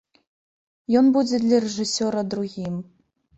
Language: Belarusian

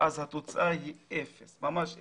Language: Hebrew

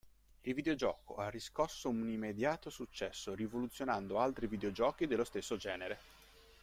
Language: Italian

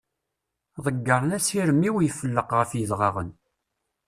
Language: Kabyle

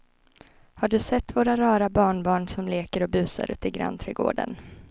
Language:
Swedish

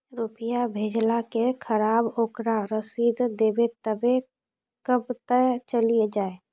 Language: Maithili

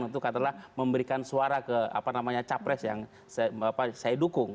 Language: Indonesian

